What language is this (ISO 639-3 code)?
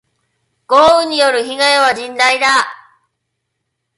jpn